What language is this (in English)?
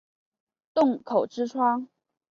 Chinese